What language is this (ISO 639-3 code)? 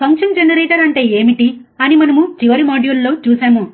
tel